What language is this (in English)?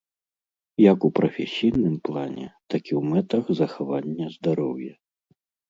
Belarusian